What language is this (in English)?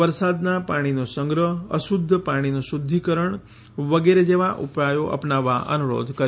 Gujarati